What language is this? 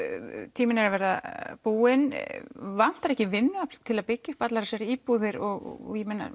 Icelandic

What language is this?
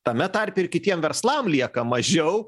Lithuanian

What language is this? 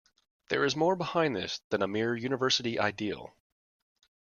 English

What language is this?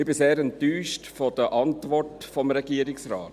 Swiss German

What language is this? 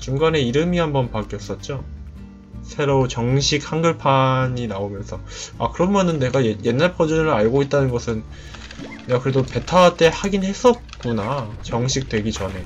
Korean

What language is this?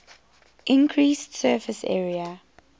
English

